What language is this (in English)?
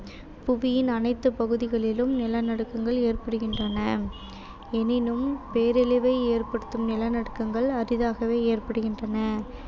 Tamil